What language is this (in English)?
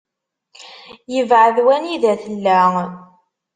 Kabyle